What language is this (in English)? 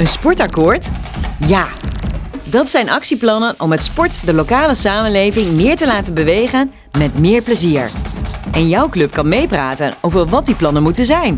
Dutch